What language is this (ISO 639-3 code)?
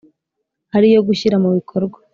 kin